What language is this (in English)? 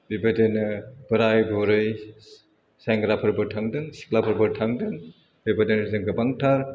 Bodo